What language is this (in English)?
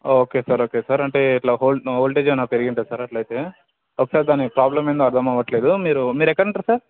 Telugu